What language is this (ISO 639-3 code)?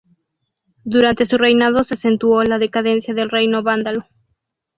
spa